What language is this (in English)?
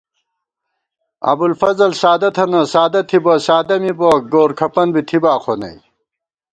Gawar-Bati